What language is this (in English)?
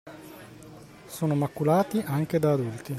Italian